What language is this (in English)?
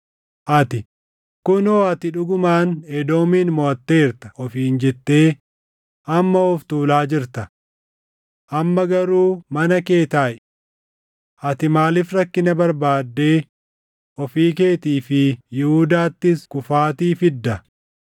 Oromo